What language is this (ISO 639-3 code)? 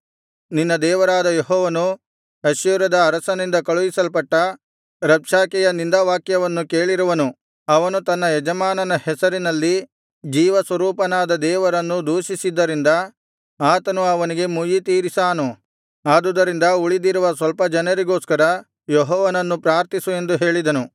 kan